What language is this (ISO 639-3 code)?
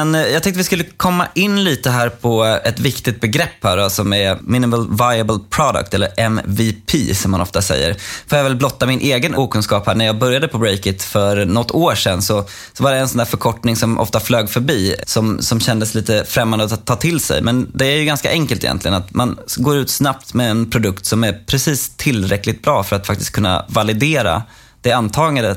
swe